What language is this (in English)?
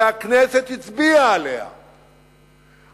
Hebrew